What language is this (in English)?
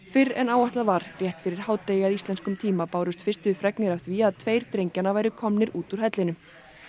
Icelandic